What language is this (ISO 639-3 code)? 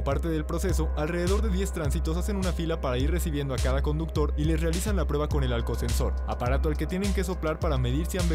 spa